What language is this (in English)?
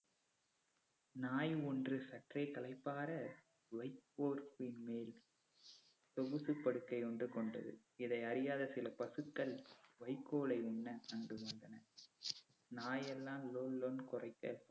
Tamil